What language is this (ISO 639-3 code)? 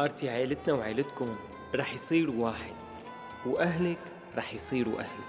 ara